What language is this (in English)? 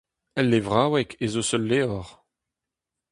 Breton